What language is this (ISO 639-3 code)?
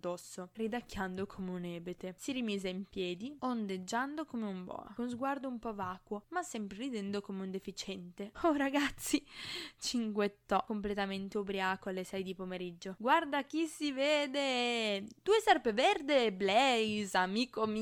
ita